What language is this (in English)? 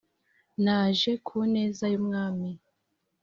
Kinyarwanda